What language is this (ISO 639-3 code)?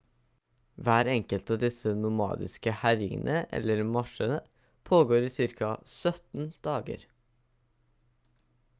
nob